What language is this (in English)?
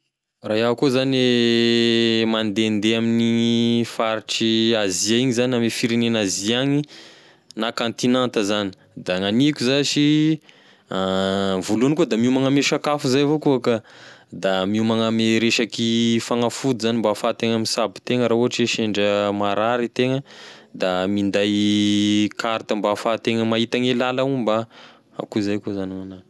Tesaka Malagasy